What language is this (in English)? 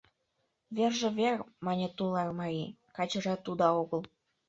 Mari